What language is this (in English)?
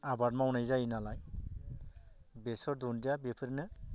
Bodo